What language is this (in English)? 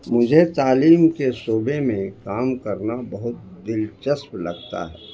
Urdu